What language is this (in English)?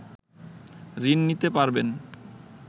Bangla